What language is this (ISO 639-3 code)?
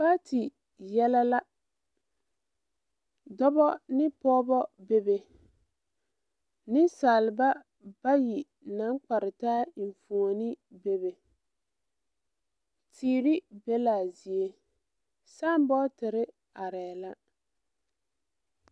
dga